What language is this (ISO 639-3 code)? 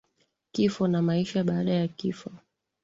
swa